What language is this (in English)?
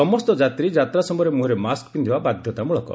Odia